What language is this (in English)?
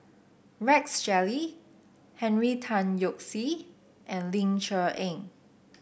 English